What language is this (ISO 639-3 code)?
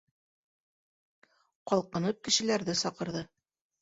bak